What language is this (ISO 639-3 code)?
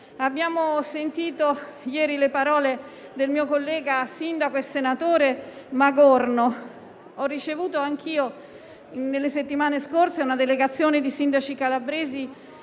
ita